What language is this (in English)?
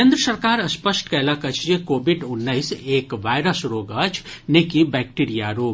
Maithili